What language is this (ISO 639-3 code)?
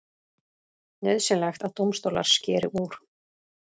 isl